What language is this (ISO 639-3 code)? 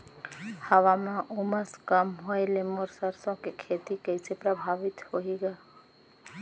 hne